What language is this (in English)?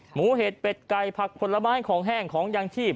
Thai